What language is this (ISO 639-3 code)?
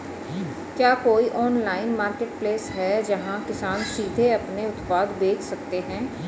hin